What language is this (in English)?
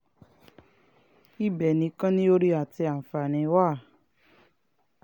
Yoruba